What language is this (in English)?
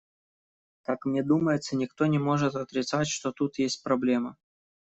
Russian